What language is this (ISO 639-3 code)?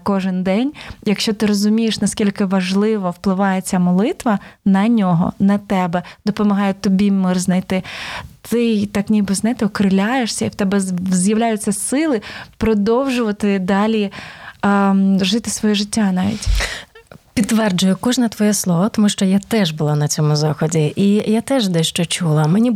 ukr